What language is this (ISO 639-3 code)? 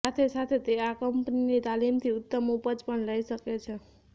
guj